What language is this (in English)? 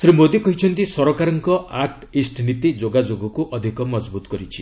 Odia